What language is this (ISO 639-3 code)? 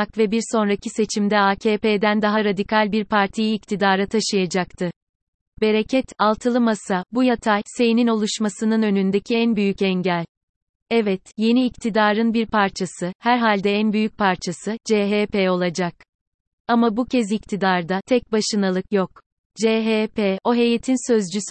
tur